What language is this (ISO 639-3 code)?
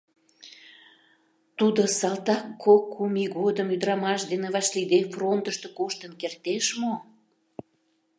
chm